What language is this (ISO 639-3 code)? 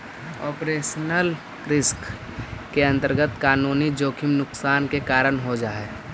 mag